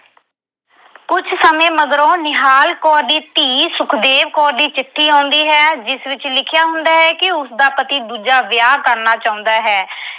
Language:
Punjabi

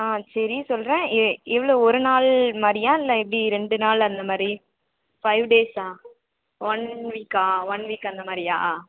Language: Tamil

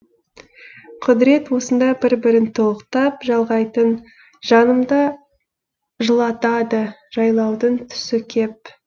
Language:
Kazakh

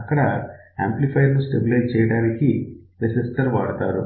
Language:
Telugu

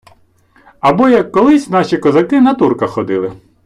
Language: Ukrainian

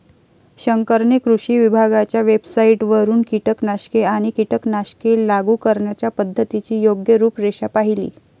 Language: Marathi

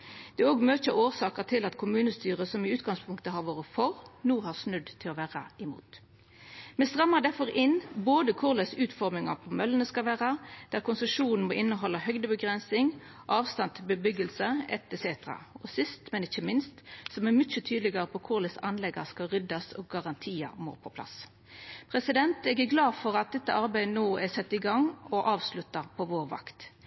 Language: Norwegian Nynorsk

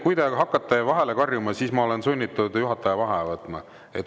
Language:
Estonian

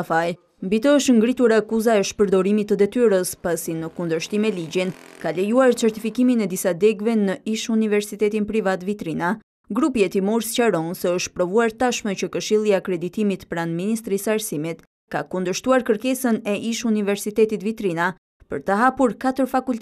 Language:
Russian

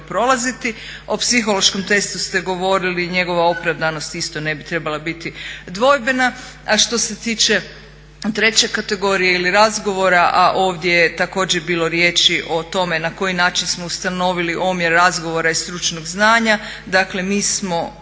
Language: Croatian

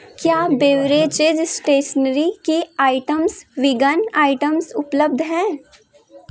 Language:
Hindi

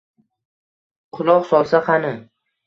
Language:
Uzbek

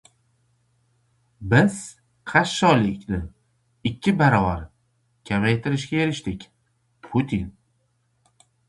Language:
Uzbek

